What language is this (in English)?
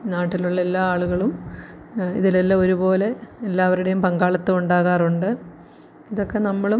Malayalam